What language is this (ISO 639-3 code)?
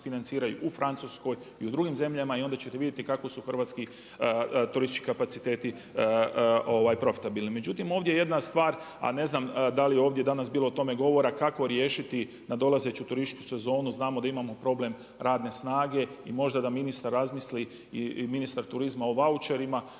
hrv